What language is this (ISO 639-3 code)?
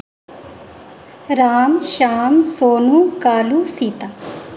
doi